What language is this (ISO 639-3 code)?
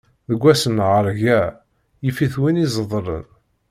kab